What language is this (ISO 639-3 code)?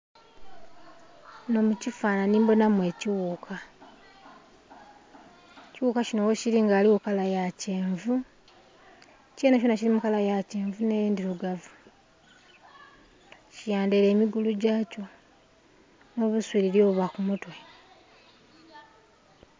xog